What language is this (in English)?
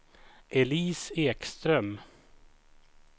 Swedish